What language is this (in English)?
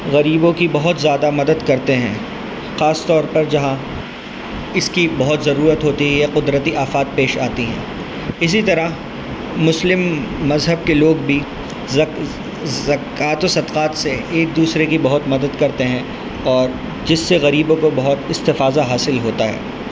Urdu